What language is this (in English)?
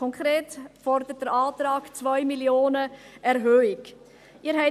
Swiss German